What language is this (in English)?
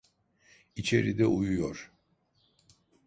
Turkish